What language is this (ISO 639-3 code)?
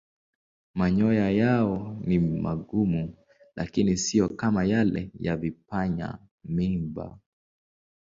swa